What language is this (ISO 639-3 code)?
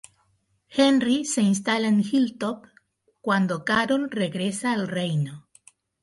spa